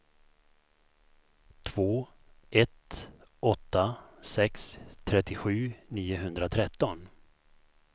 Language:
Swedish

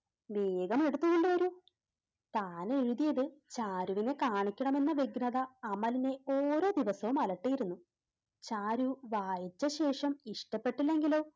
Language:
Malayalam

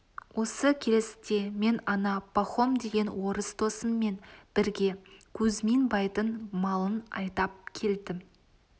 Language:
Kazakh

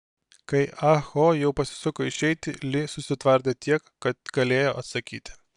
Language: Lithuanian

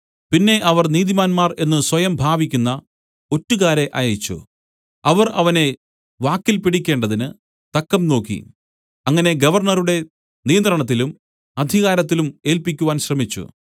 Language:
Malayalam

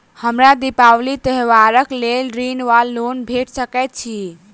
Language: Maithili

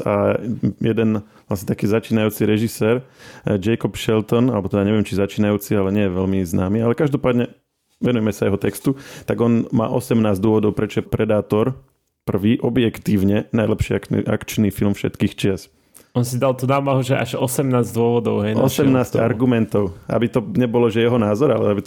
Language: Slovak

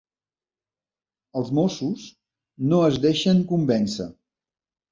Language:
Catalan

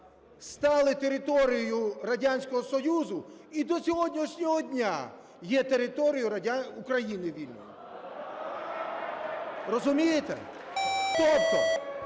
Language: Ukrainian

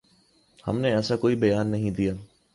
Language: Urdu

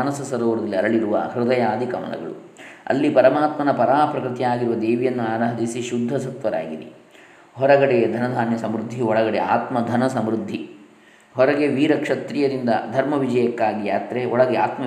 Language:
Kannada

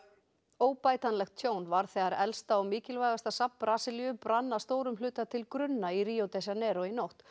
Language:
Icelandic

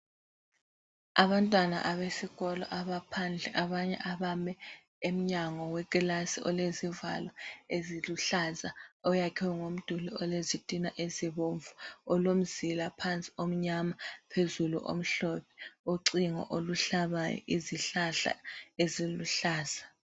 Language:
North Ndebele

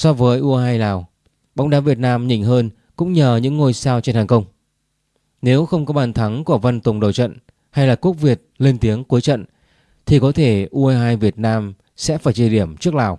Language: Vietnamese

